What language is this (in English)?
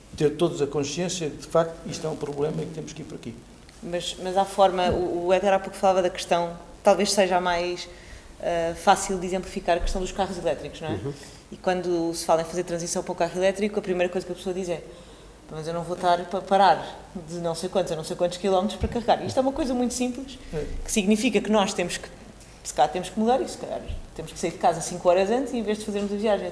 Portuguese